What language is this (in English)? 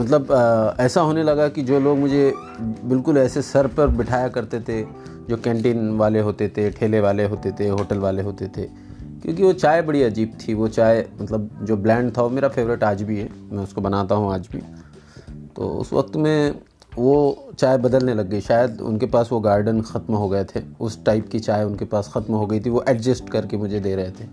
Hindi